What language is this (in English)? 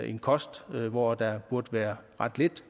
Danish